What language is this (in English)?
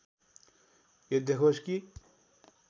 Nepali